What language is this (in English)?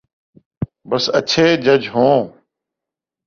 Urdu